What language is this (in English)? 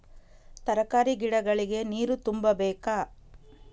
Kannada